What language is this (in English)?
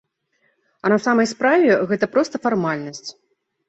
Belarusian